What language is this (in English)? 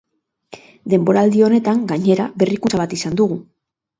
Basque